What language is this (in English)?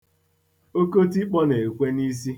Igbo